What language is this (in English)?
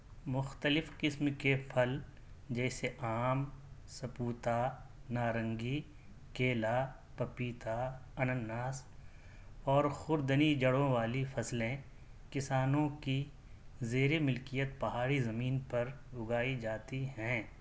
Urdu